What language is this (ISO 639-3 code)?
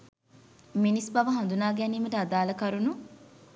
sin